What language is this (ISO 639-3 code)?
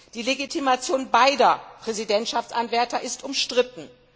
deu